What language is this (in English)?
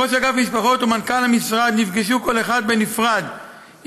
Hebrew